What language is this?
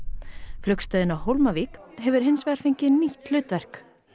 Icelandic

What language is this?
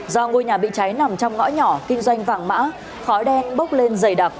Vietnamese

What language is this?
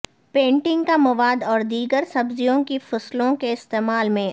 Urdu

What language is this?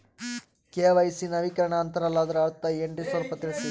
Kannada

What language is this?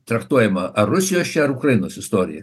Lithuanian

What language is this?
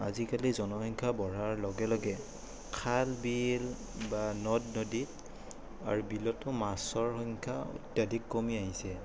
Assamese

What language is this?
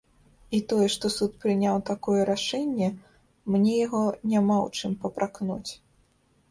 Belarusian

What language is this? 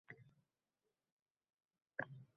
Uzbek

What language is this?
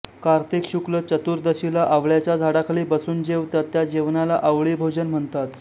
Marathi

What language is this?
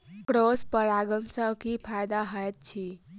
Maithili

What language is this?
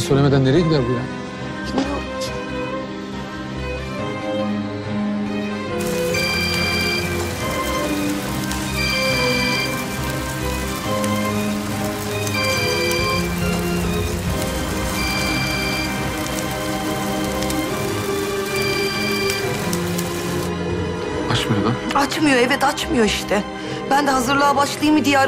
Turkish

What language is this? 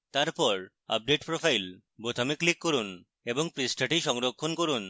Bangla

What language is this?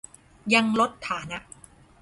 Thai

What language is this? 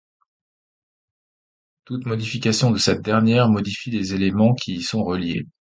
French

